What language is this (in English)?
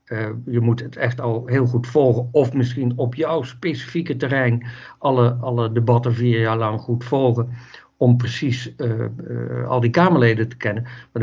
Dutch